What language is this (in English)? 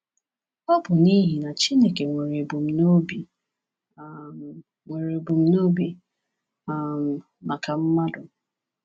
Igbo